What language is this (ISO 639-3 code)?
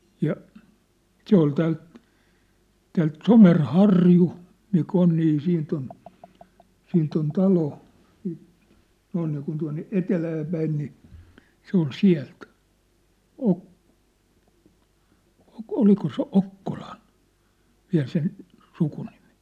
fin